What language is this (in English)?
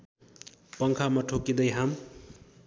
Nepali